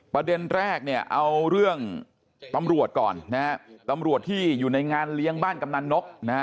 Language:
Thai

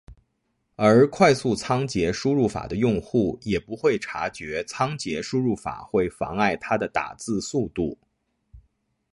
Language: Chinese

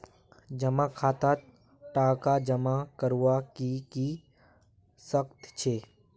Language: Magahi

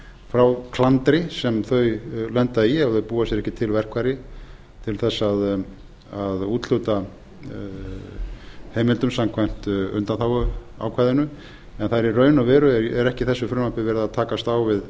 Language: Icelandic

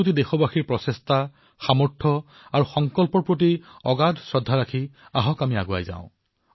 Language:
Assamese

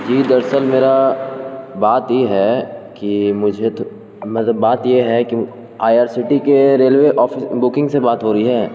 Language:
Urdu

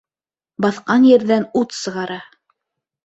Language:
Bashkir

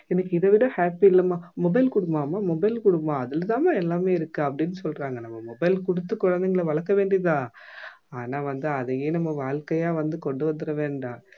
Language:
Tamil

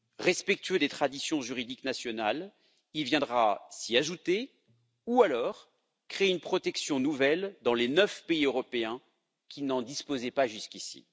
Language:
French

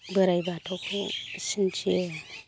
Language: Bodo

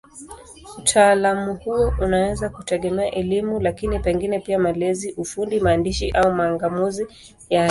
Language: Swahili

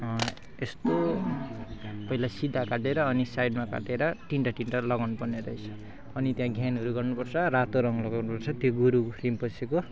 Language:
Nepali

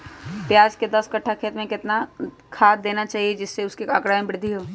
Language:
Magahi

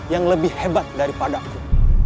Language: Indonesian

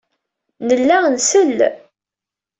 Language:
Kabyle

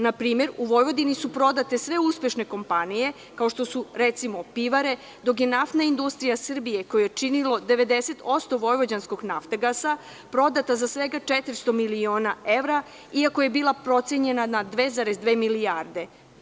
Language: Serbian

